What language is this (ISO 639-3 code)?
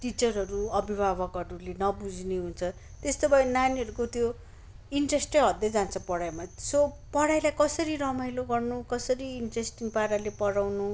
nep